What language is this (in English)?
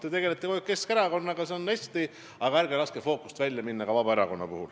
Estonian